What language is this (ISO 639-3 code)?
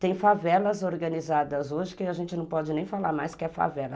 por